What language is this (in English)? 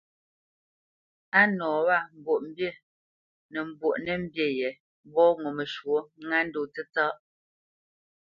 Bamenyam